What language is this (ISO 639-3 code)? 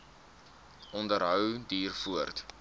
afr